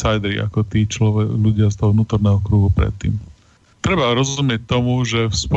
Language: Slovak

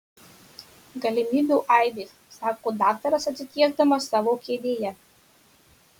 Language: Lithuanian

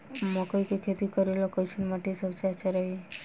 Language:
Bhojpuri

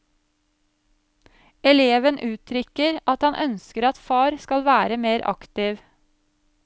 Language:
Norwegian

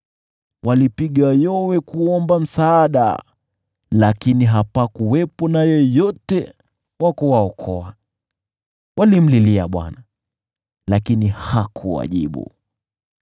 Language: Swahili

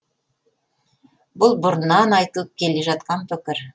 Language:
Kazakh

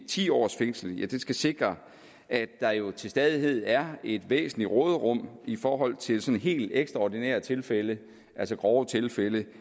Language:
Danish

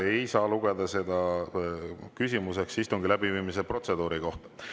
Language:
Estonian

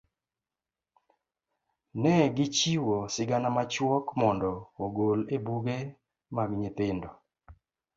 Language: Luo (Kenya and Tanzania)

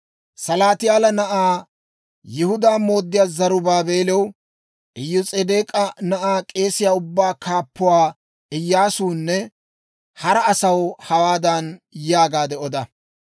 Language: Dawro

